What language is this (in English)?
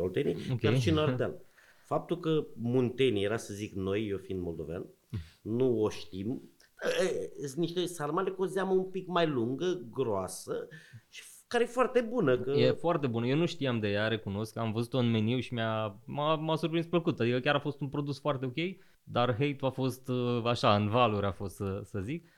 Romanian